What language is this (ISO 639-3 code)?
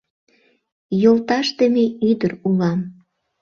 chm